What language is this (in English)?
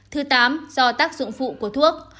Vietnamese